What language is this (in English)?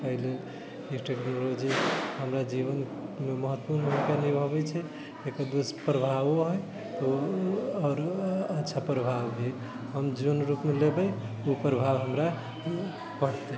Maithili